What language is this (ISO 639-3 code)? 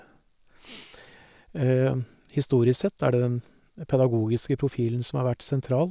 nor